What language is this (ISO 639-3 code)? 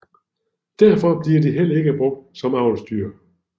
dan